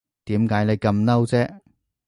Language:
Cantonese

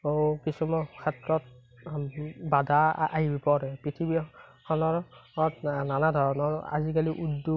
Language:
Assamese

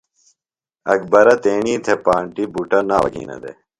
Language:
Phalura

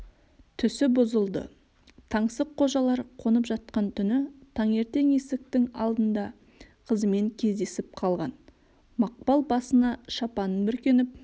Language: Kazakh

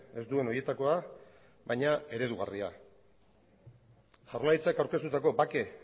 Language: Basque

